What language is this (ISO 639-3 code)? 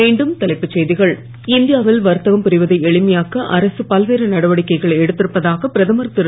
tam